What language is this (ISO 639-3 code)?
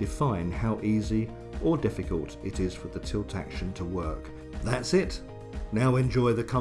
eng